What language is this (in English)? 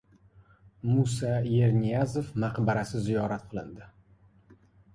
Uzbek